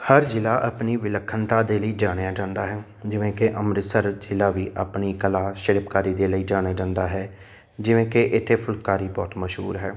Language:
Punjabi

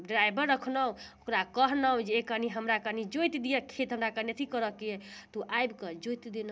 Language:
Maithili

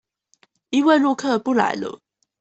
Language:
Chinese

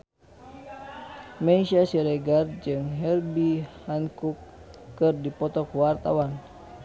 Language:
Sundanese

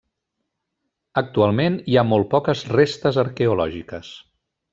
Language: Catalan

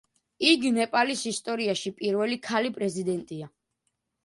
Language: Georgian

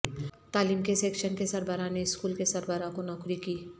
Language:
Urdu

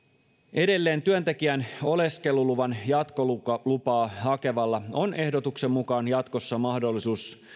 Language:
Finnish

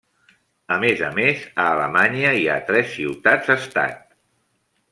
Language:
Catalan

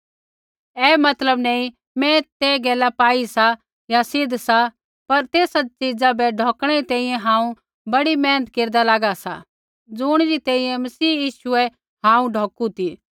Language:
Kullu Pahari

